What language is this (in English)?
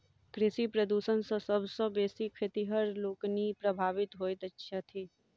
Maithili